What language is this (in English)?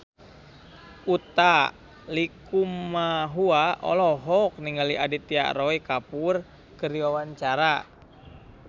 Sundanese